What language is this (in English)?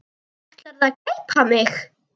Icelandic